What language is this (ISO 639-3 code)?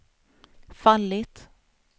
swe